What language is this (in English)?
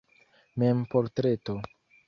Esperanto